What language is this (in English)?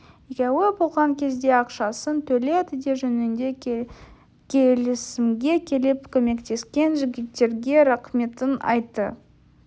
Kazakh